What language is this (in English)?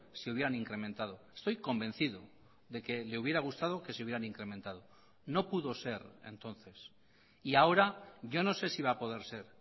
Spanish